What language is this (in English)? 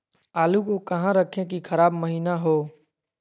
Magahi